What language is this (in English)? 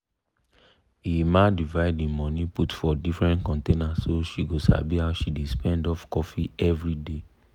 Nigerian Pidgin